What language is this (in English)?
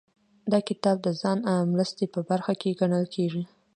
Pashto